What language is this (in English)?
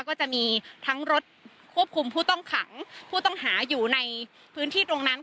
Thai